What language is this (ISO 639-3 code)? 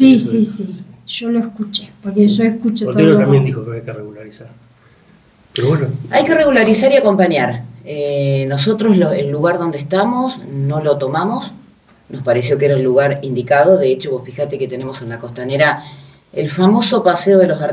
spa